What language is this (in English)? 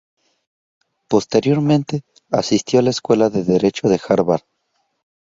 Spanish